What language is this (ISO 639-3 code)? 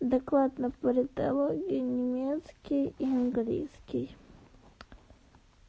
rus